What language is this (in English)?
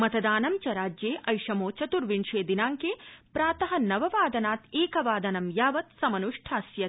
Sanskrit